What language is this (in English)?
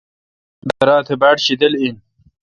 Kalkoti